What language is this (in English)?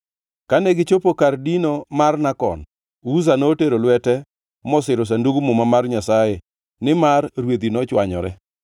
Luo (Kenya and Tanzania)